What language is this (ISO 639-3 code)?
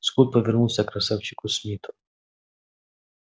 rus